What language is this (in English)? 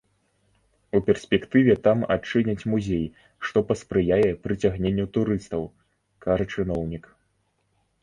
Belarusian